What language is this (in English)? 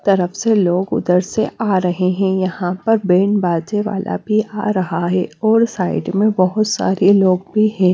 Hindi